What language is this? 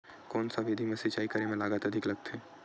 Chhattisgarhi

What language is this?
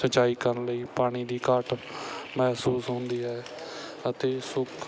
Punjabi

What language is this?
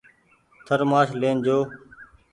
Goaria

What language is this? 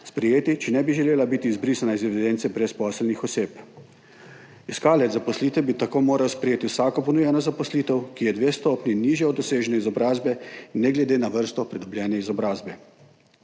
Slovenian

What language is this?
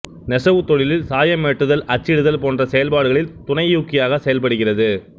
Tamil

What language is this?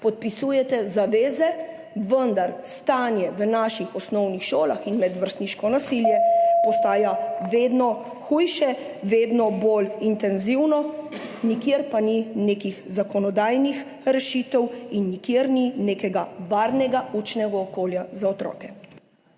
Slovenian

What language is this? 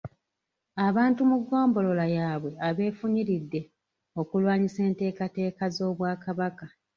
Ganda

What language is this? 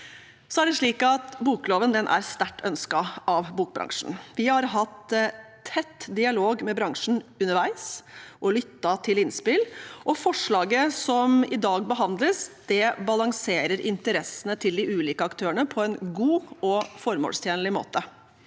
Norwegian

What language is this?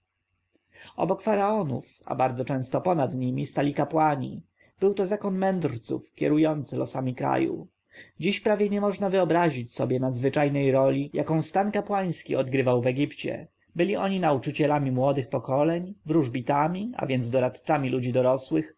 Polish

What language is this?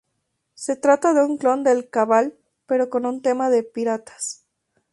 Spanish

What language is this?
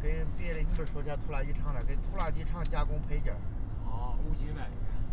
Chinese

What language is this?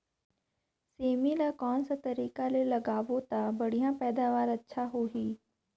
Chhattisgarhi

